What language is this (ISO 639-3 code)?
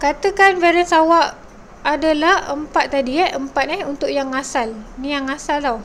msa